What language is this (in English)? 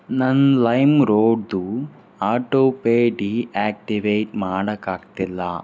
Kannada